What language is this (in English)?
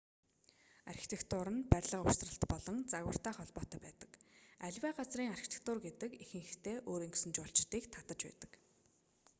Mongolian